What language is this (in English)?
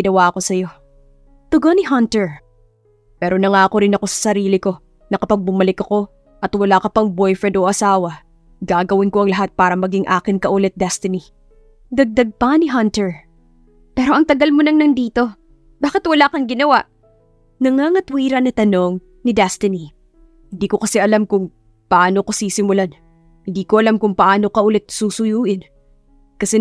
Filipino